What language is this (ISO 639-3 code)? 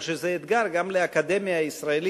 heb